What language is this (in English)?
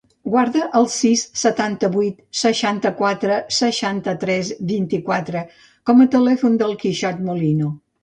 Catalan